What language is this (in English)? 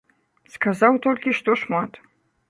Belarusian